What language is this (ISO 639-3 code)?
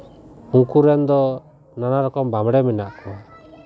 sat